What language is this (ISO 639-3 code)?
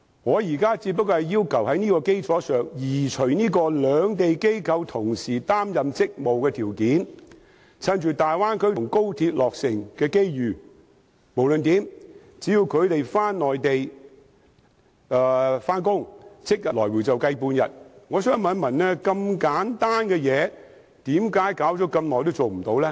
yue